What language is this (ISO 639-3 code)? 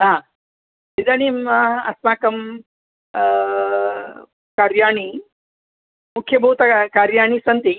san